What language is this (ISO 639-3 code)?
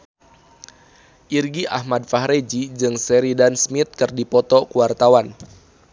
sun